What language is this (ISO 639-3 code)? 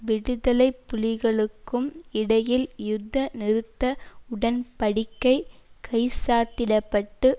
tam